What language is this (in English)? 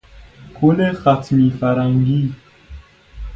Persian